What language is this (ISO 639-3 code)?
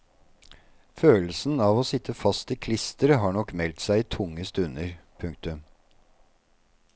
nor